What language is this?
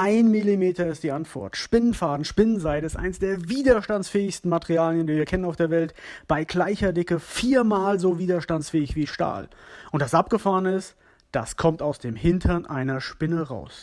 German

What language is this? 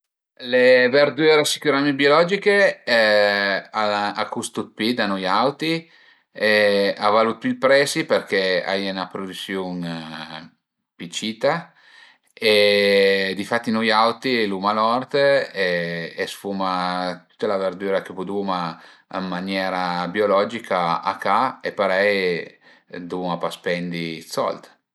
Piedmontese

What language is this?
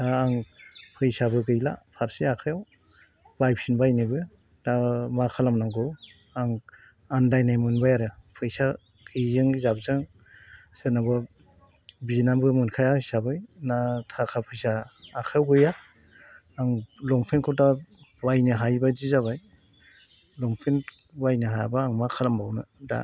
Bodo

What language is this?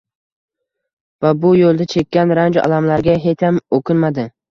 Uzbek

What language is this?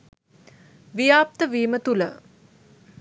Sinhala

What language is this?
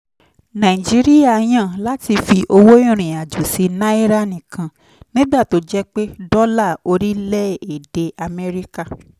Yoruba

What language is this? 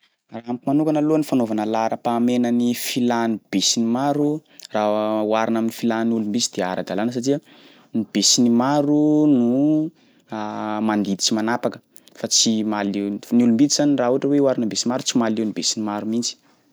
Sakalava Malagasy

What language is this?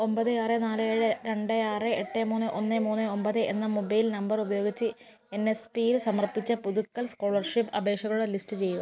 Malayalam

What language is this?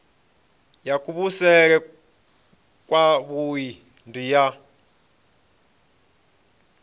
Venda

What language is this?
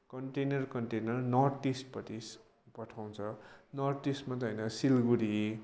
Nepali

